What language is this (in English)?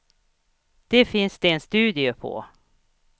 Swedish